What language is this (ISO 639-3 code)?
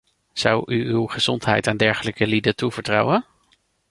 nld